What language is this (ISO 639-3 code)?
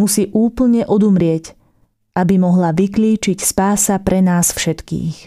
slk